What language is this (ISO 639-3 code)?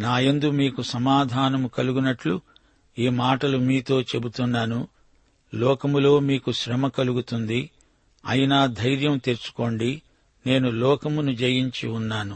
tel